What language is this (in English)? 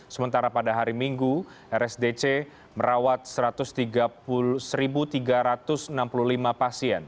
Indonesian